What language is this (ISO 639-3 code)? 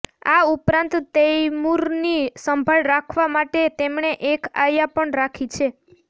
guj